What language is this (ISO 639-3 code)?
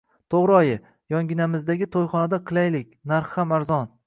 uzb